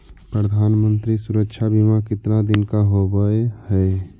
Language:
Magahi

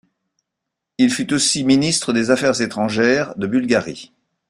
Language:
French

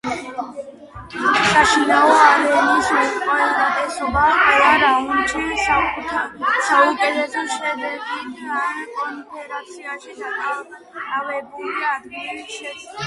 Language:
Georgian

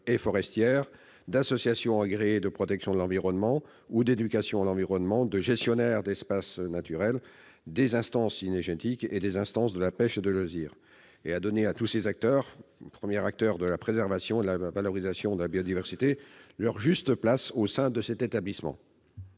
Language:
French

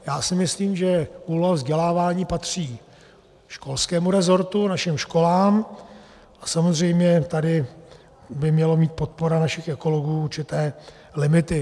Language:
Czech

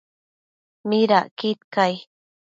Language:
Matsés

